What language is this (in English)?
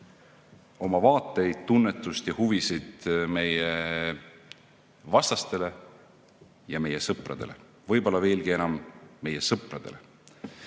Estonian